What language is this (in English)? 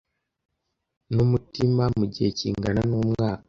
Kinyarwanda